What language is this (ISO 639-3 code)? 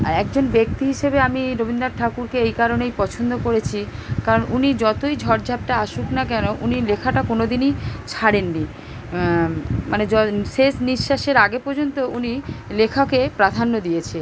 ben